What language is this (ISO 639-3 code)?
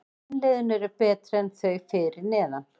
isl